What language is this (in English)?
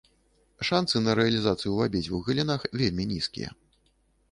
Belarusian